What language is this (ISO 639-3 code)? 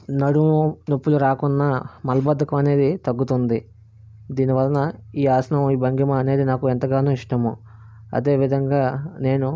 tel